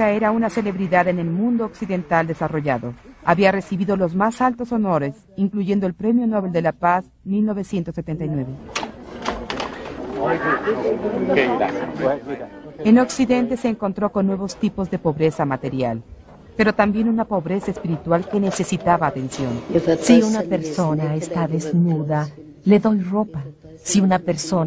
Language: Spanish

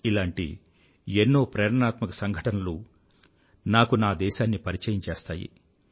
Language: Telugu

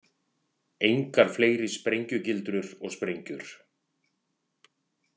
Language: Icelandic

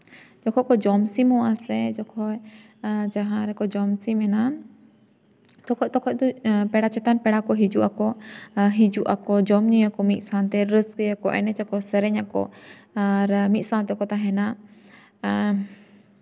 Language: Santali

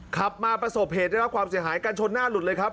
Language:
Thai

